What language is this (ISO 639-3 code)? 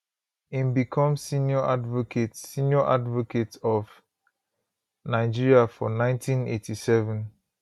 pcm